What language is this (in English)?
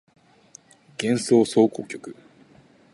Japanese